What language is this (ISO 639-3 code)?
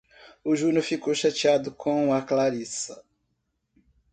por